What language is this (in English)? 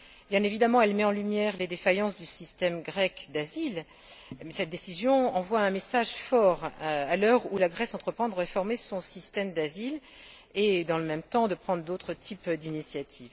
French